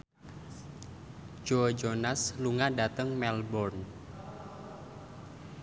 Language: Javanese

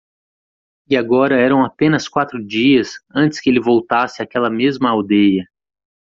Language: Portuguese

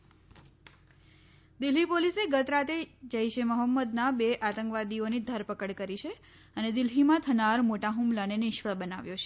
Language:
Gujarati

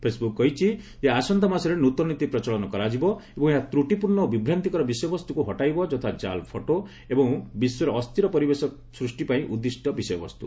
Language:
Odia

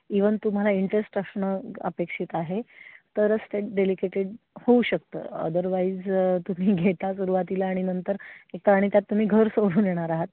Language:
Marathi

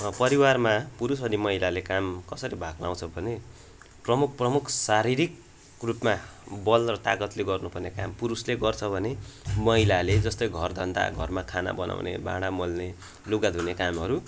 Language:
Nepali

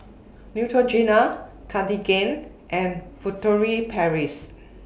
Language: English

